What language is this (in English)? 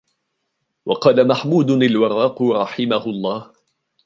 Arabic